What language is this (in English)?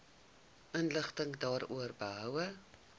Afrikaans